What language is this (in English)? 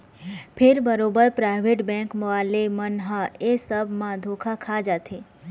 Chhattisgarhi